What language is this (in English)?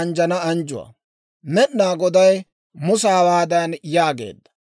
Dawro